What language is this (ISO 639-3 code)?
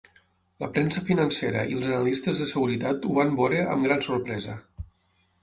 cat